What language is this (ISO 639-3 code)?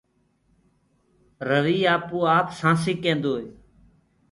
ggg